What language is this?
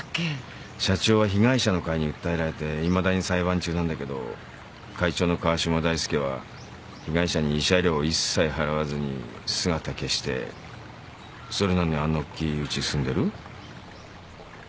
Japanese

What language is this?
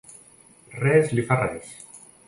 Catalan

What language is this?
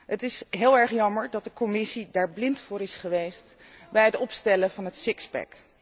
Dutch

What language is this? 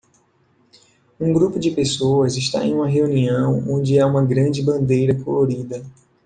Portuguese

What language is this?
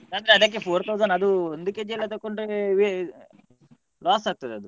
Kannada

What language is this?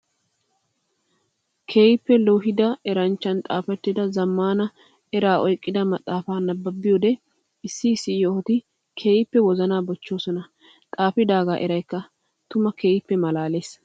Wolaytta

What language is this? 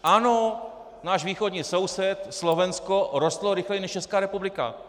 Czech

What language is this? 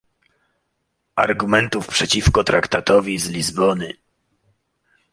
Polish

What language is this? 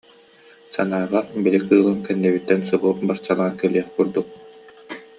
Yakut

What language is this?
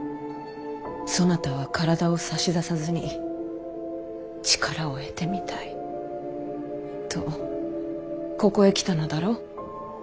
Japanese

